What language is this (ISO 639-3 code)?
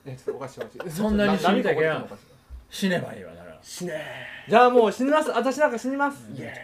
jpn